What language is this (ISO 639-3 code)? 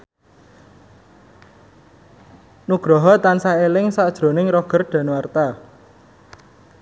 jav